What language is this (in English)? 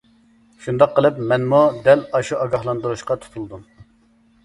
Uyghur